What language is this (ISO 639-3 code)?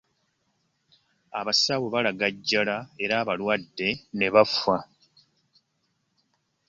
lug